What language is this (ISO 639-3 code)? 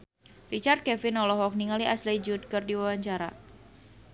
sun